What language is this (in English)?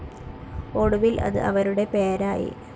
Malayalam